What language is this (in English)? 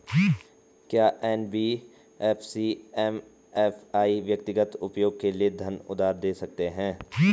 Hindi